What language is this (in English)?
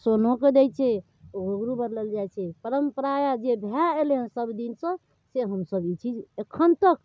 Maithili